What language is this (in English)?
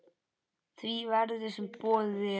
Icelandic